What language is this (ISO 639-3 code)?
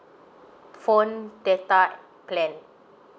eng